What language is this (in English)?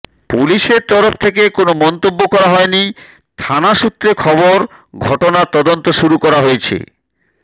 Bangla